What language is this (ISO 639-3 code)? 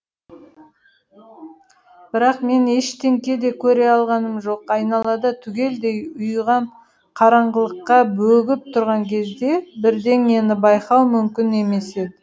kaz